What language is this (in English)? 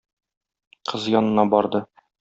Tatar